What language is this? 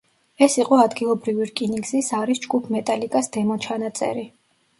Georgian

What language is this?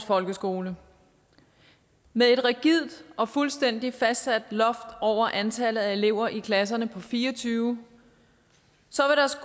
Danish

